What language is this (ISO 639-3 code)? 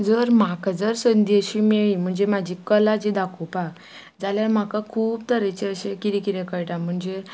kok